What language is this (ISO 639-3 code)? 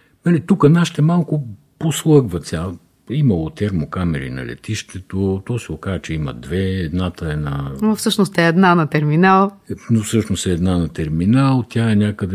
bul